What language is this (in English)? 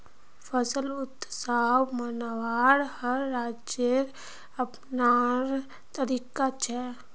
Magahi